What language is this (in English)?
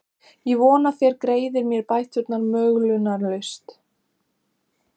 Icelandic